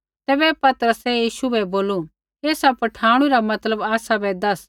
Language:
Kullu Pahari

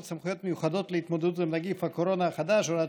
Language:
Hebrew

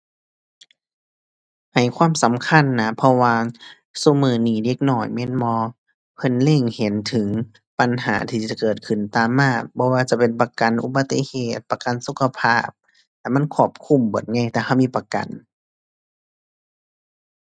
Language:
Thai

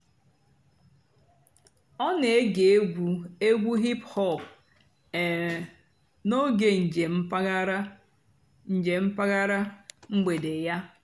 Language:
Igbo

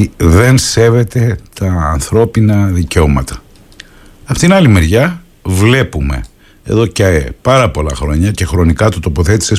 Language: Greek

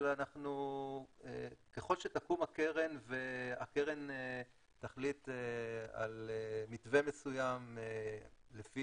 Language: Hebrew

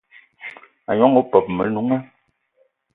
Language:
Eton (Cameroon)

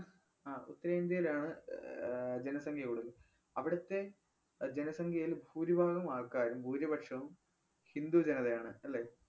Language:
Malayalam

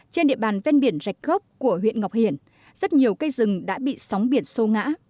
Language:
Vietnamese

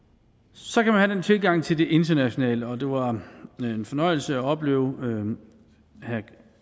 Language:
Danish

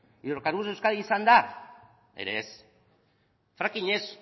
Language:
Basque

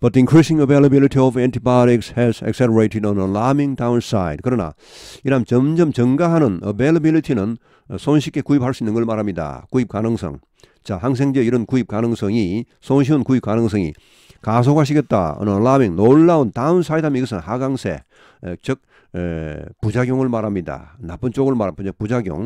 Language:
Korean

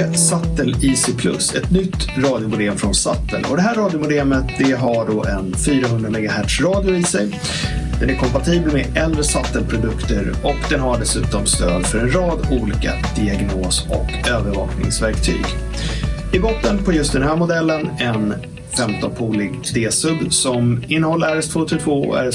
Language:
Swedish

